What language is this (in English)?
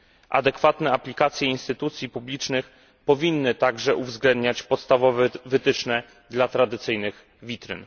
Polish